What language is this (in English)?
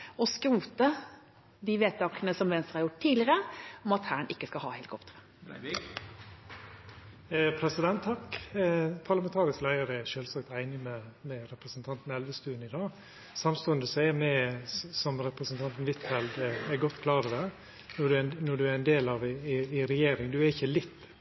Norwegian